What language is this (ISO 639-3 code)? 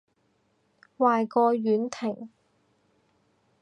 yue